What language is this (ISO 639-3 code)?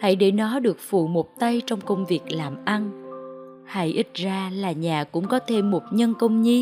vie